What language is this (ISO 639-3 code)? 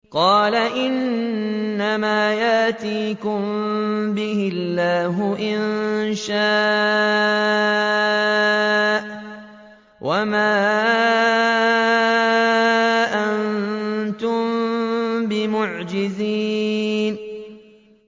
ara